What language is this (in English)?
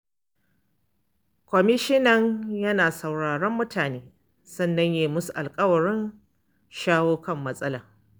Hausa